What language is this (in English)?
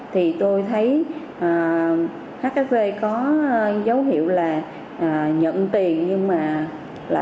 Vietnamese